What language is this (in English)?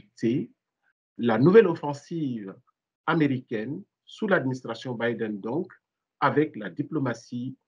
French